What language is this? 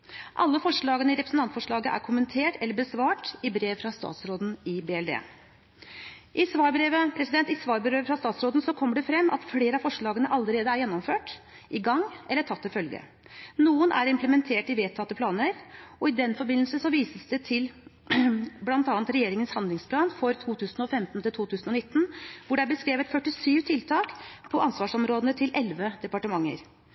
Norwegian Bokmål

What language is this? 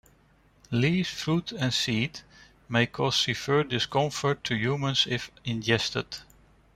English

